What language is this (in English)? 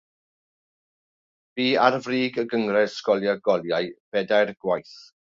Welsh